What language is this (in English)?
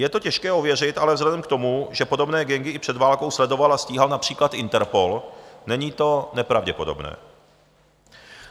Czech